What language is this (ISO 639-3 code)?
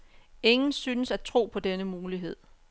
dan